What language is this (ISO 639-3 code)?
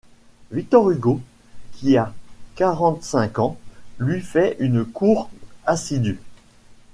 fra